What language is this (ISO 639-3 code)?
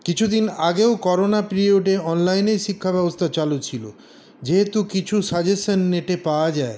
ben